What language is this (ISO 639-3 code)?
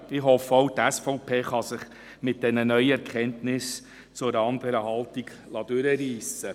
gsw